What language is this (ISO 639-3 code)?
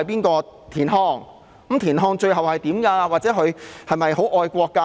yue